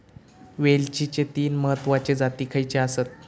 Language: Marathi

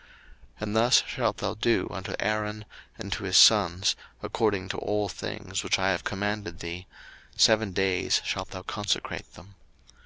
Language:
English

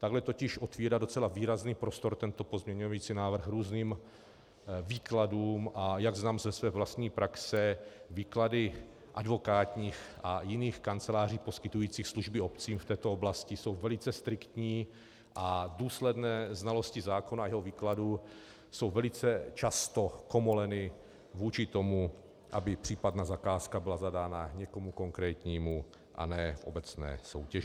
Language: Czech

